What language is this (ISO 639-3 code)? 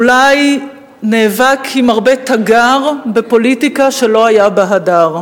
heb